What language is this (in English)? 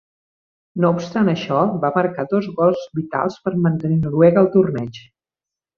Catalan